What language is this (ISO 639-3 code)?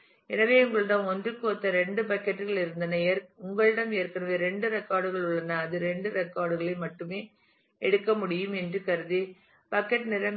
tam